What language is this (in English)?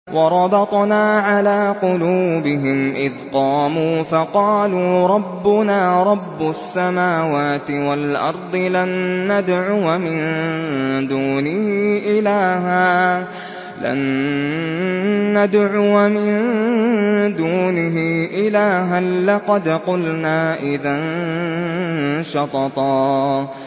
Arabic